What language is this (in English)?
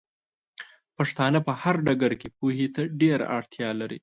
Pashto